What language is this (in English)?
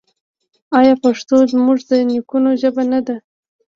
Pashto